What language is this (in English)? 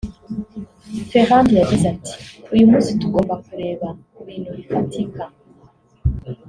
Kinyarwanda